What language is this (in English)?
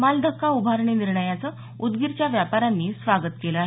Marathi